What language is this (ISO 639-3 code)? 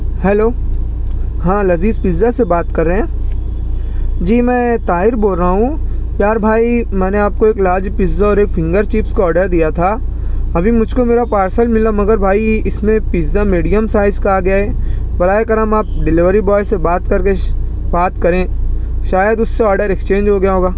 urd